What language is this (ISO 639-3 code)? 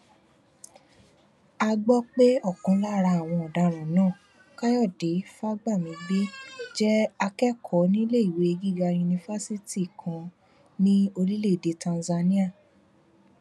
yor